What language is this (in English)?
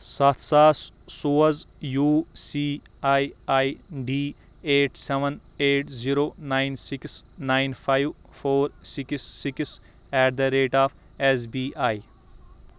Kashmiri